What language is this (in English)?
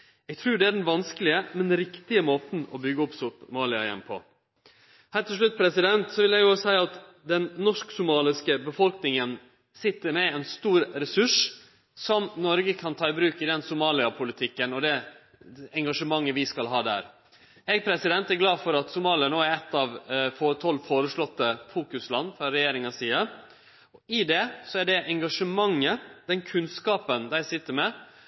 Norwegian Nynorsk